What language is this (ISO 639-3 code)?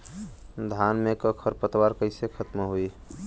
bho